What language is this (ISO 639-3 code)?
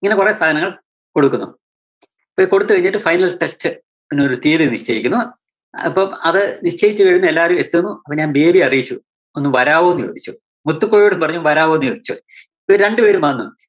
mal